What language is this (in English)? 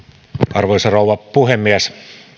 Finnish